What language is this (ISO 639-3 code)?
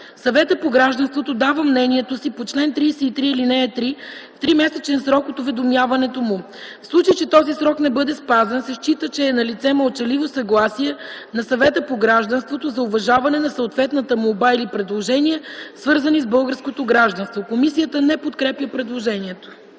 bul